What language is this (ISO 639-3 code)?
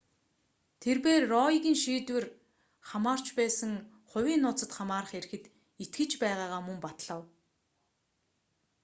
mon